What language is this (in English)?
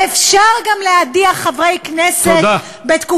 Hebrew